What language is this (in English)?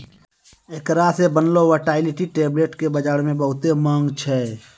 Maithili